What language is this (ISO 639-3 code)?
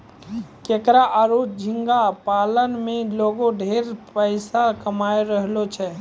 mai